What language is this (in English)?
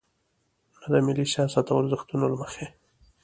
Pashto